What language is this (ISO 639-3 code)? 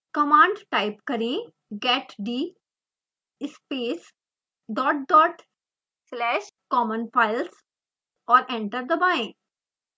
hin